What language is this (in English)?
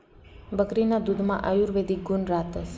Marathi